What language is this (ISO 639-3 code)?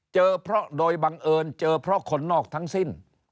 tha